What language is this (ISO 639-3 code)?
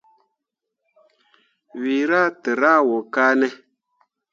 mua